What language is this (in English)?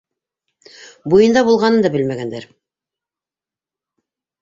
Bashkir